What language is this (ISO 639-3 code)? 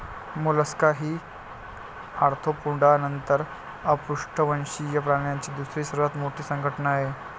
mar